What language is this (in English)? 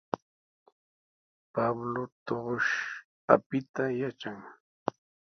Sihuas Ancash Quechua